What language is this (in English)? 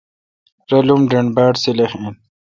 Kalkoti